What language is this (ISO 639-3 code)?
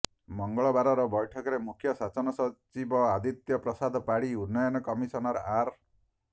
ori